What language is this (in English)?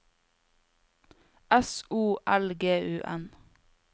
Norwegian